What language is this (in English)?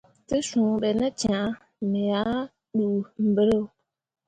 Mundang